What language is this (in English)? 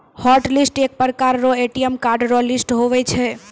Maithili